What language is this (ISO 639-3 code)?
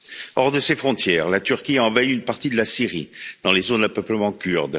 fra